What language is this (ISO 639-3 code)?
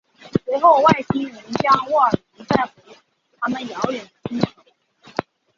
zho